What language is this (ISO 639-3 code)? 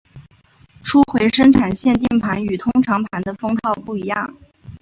zho